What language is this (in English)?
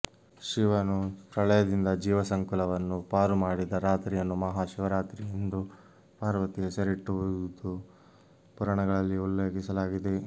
Kannada